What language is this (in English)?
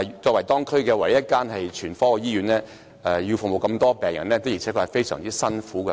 Cantonese